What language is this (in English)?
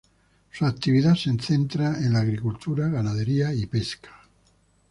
Spanish